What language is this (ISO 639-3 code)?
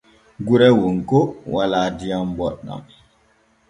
fue